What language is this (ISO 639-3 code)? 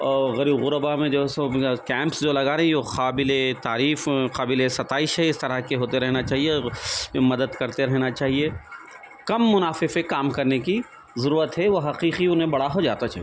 urd